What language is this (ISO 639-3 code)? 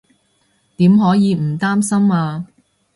yue